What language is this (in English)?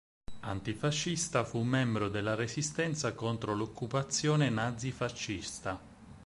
Italian